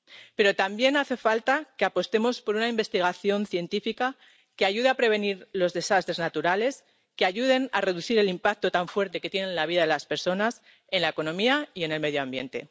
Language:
Spanish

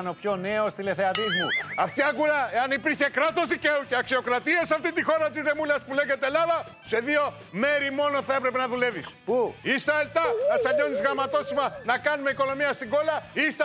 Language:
Greek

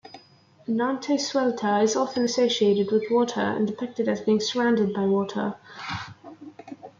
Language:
English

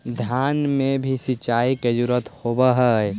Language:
Magahi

